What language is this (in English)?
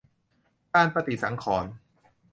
Thai